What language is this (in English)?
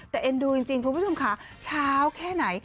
Thai